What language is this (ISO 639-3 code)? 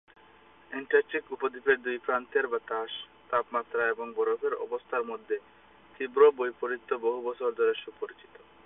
ben